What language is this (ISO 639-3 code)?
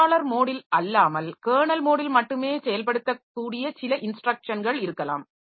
tam